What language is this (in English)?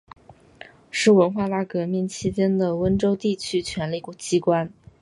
Chinese